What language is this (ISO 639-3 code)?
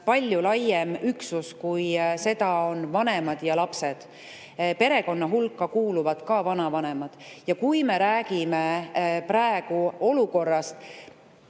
est